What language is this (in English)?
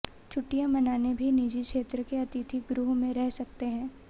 Hindi